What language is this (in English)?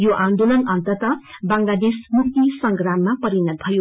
Nepali